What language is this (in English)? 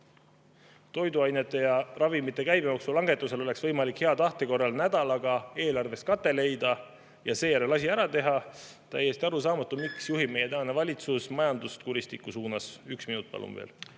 Estonian